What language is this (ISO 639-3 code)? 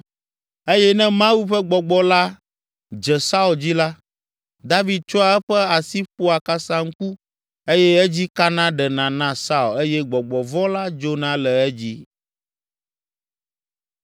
ewe